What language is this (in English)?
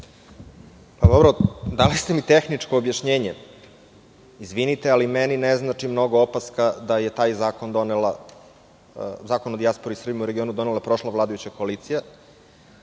Serbian